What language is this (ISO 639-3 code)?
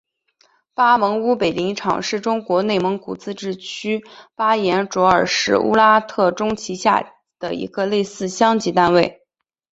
zho